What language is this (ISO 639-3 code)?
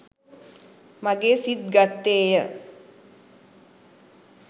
sin